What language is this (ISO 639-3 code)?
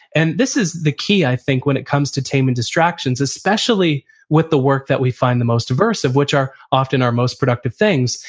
eng